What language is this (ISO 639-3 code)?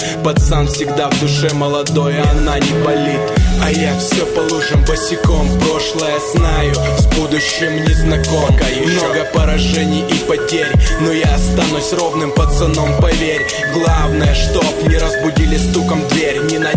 rus